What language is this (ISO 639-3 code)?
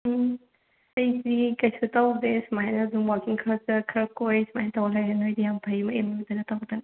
mni